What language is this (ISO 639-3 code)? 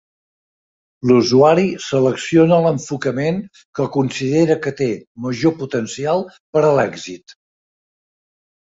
cat